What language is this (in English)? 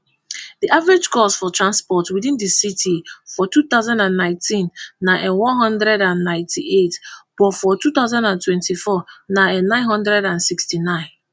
Nigerian Pidgin